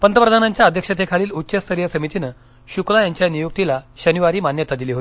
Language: Marathi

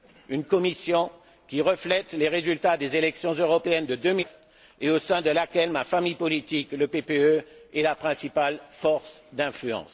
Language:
French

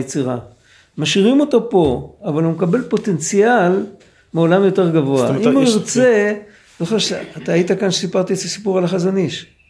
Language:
Hebrew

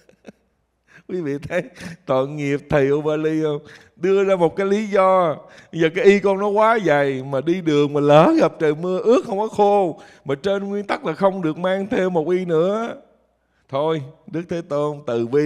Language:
Vietnamese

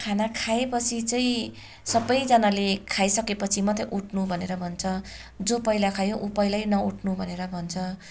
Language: Nepali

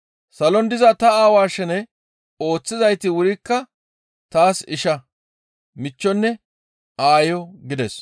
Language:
Gamo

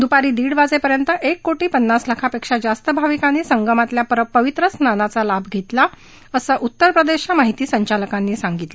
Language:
Marathi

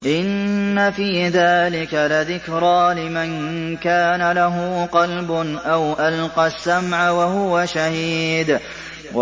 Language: Arabic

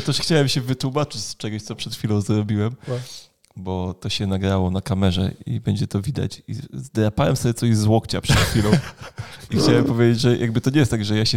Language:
Polish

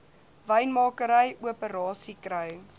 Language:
Afrikaans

